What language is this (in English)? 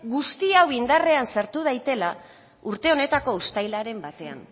Basque